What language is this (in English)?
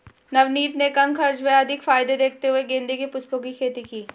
Hindi